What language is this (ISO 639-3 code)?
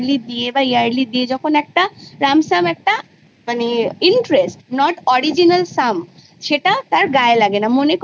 ben